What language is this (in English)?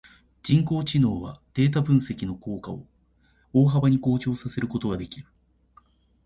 Japanese